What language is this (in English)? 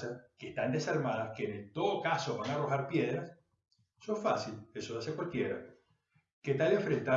Spanish